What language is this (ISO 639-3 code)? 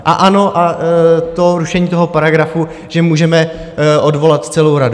ces